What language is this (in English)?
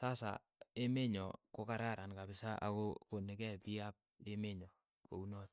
Keiyo